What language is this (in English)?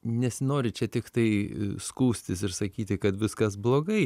Lithuanian